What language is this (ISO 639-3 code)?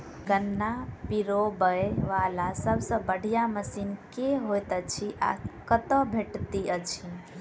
mai